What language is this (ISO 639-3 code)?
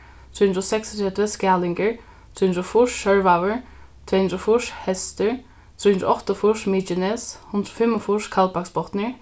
fao